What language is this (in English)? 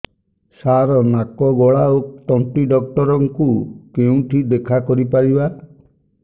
Odia